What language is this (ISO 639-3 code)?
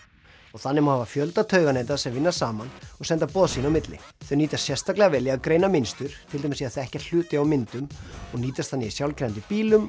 isl